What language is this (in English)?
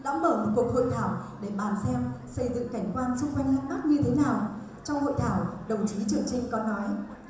Vietnamese